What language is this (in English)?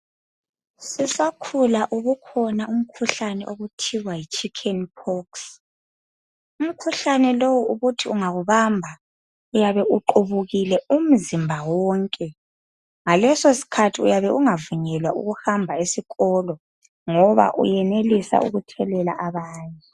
North Ndebele